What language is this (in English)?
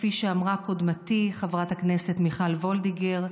Hebrew